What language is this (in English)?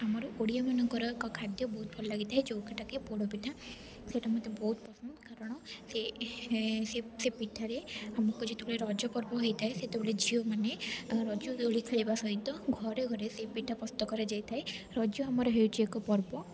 Odia